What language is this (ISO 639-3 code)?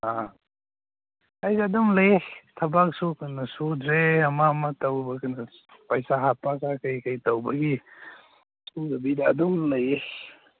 mni